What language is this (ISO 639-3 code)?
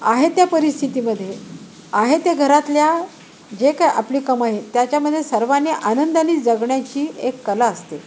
mar